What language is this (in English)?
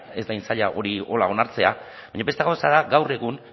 Basque